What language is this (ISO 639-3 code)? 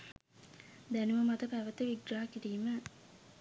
sin